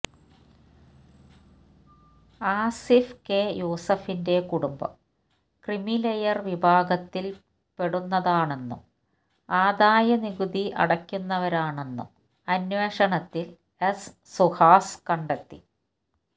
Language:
Malayalam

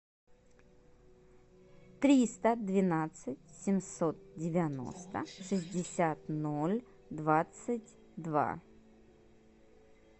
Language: Russian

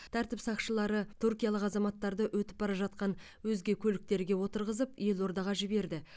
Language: Kazakh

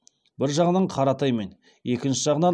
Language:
Kazakh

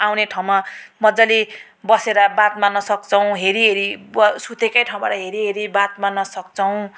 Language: Nepali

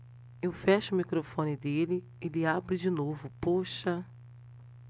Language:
Portuguese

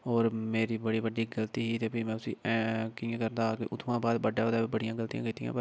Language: Dogri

